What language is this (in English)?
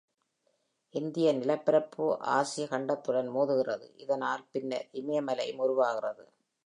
Tamil